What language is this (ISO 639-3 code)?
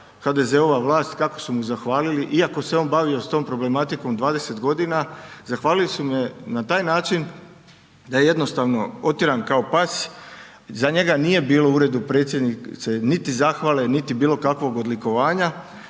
hrv